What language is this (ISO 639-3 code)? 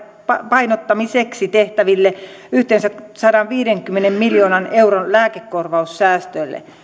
fin